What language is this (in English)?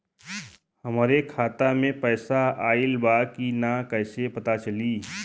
Bhojpuri